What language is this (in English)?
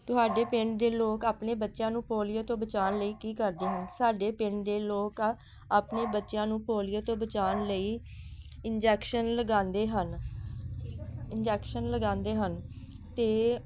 Punjabi